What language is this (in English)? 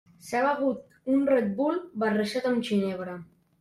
Catalan